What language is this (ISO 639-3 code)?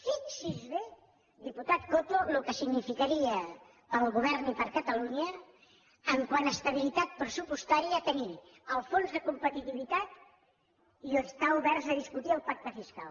cat